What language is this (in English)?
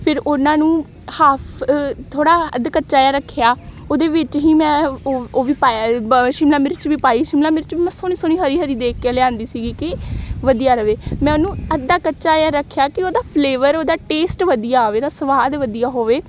Punjabi